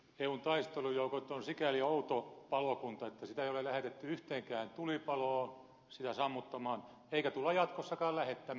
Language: Finnish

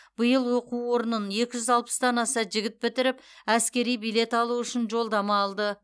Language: Kazakh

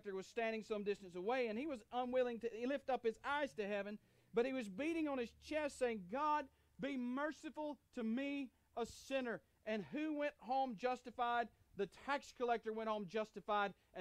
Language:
English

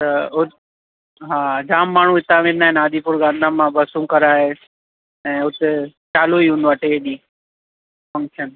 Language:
Sindhi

